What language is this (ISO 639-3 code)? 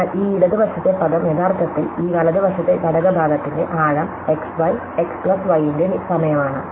mal